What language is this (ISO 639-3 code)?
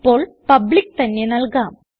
mal